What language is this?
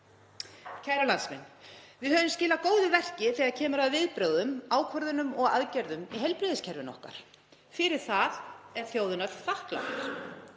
Icelandic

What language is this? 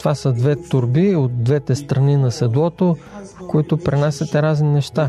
Bulgarian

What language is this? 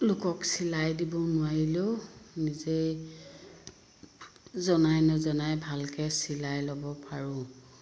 Assamese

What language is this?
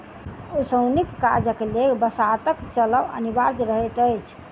Maithili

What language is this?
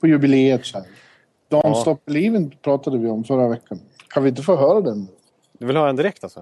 Swedish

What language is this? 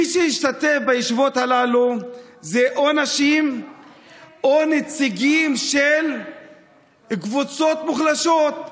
Hebrew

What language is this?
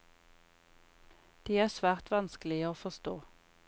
Norwegian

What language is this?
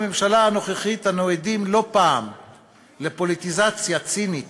Hebrew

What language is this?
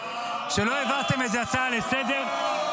Hebrew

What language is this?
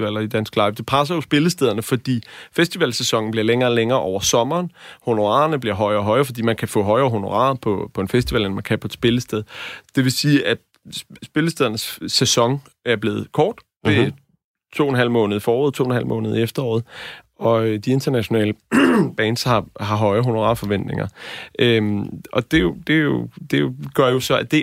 Danish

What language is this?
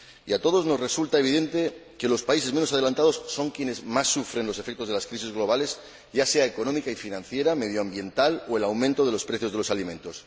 Spanish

